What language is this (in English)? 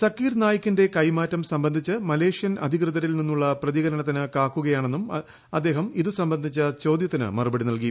Malayalam